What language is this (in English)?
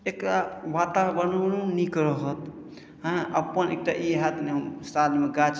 Maithili